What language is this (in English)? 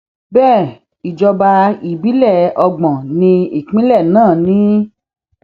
Yoruba